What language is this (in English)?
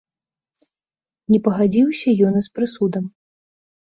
Belarusian